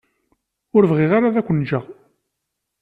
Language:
Kabyle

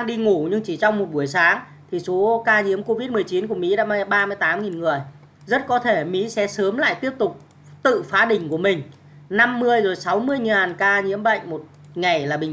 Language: Vietnamese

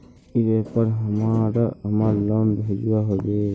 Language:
Magahi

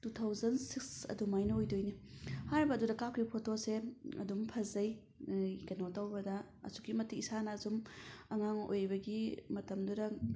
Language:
Manipuri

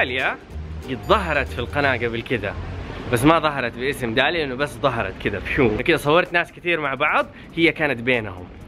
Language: Arabic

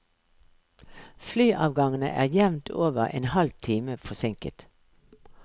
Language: Norwegian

